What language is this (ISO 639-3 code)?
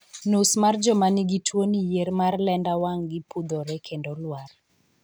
luo